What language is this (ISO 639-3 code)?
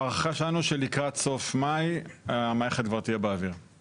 heb